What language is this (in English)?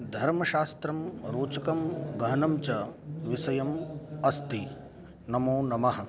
Sanskrit